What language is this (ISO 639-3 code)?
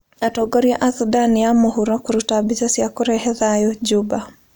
kik